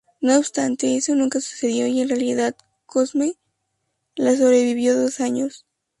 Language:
Spanish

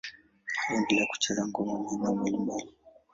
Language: Swahili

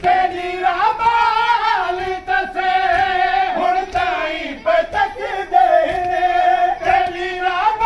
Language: Bangla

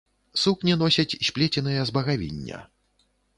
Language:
Belarusian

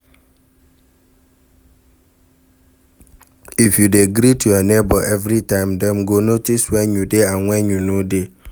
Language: Nigerian Pidgin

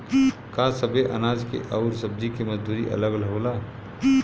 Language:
Bhojpuri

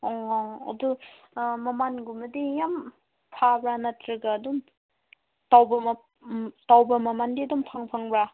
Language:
Manipuri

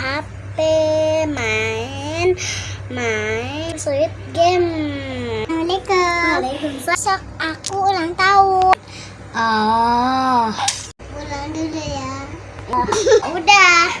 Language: Indonesian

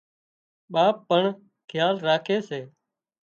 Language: Wadiyara Koli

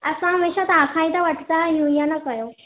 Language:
Sindhi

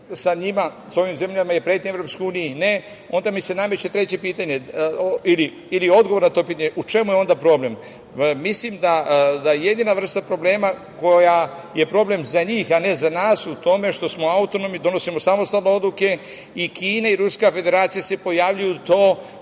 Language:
Serbian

